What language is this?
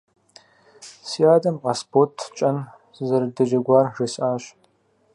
Kabardian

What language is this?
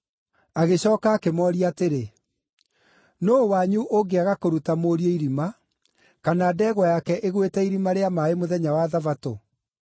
Kikuyu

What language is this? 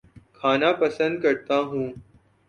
Urdu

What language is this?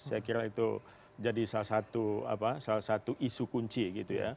Indonesian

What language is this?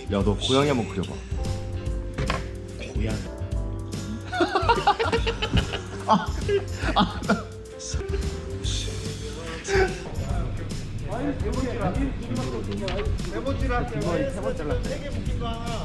Korean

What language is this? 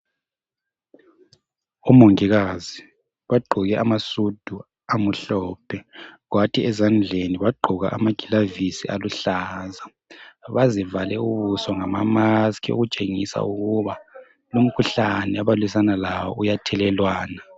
North Ndebele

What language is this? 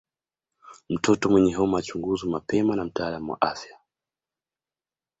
Swahili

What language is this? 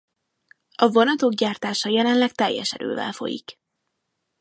Hungarian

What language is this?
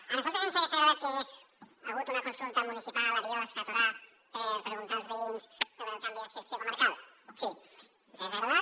Catalan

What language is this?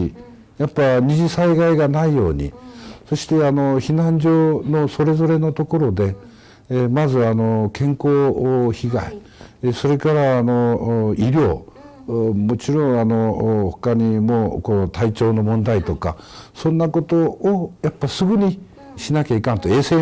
Japanese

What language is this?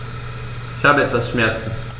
German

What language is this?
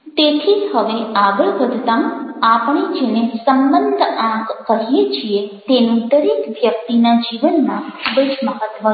Gujarati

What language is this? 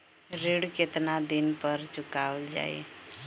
Bhojpuri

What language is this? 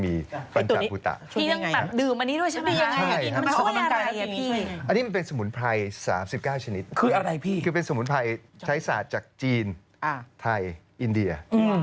Thai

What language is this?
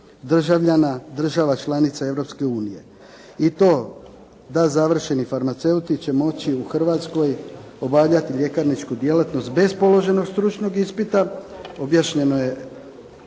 Croatian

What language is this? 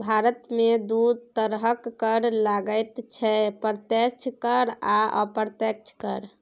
Maithili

